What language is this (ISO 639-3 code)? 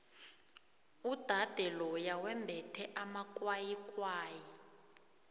nbl